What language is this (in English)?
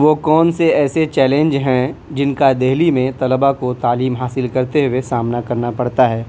Urdu